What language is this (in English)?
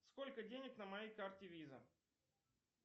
Russian